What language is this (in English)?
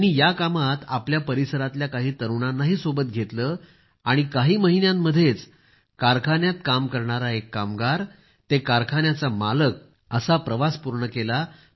Marathi